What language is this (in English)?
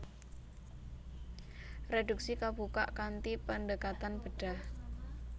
Javanese